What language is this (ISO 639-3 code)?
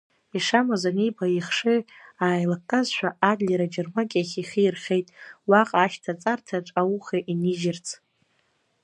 abk